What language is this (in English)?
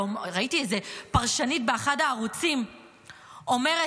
Hebrew